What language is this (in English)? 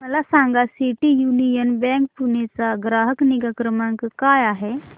Marathi